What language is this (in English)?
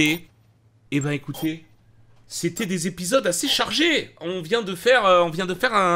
French